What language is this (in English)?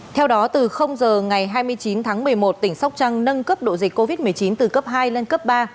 Vietnamese